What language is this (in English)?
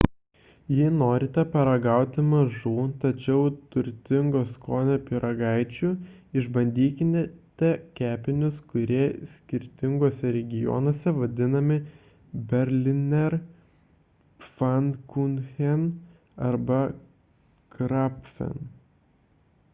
Lithuanian